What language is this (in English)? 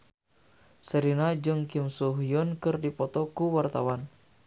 Sundanese